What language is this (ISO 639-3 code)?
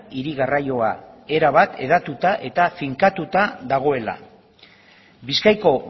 eus